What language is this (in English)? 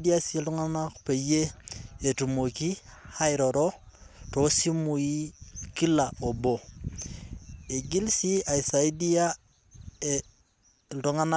Masai